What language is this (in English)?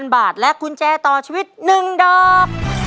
Thai